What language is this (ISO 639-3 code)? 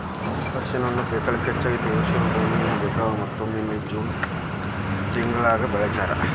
kan